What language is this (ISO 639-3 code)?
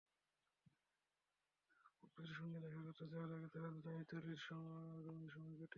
ben